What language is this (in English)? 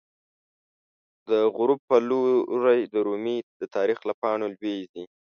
Pashto